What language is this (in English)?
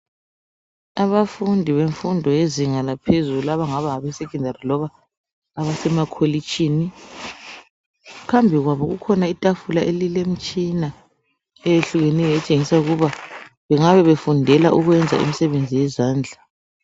North Ndebele